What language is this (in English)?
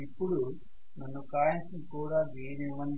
Telugu